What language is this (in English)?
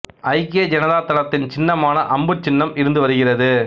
Tamil